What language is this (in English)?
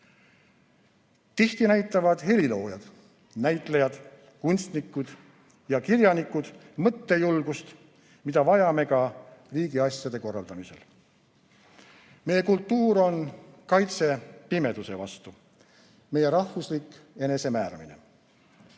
Estonian